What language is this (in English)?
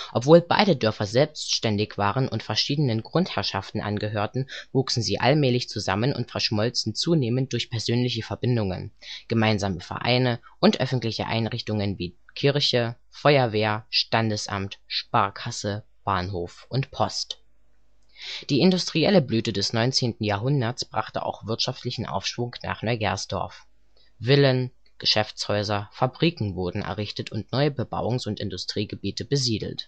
German